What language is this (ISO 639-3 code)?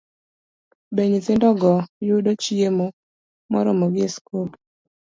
luo